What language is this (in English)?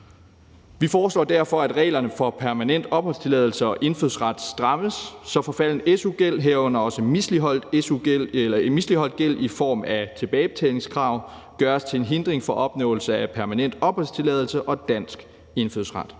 Danish